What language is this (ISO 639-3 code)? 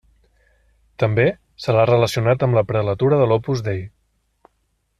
cat